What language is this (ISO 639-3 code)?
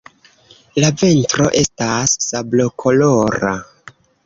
epo